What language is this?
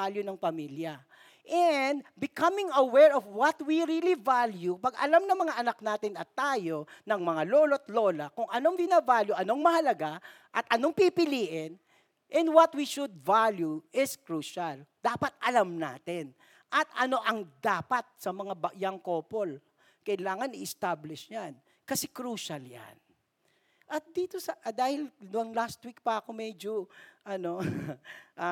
Filipino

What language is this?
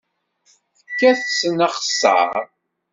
Kabyle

